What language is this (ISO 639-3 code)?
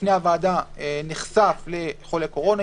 heb